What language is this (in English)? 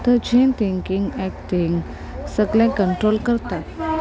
Konkani